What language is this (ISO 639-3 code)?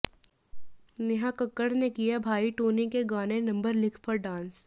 hin